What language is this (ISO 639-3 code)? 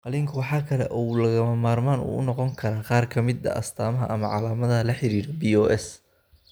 som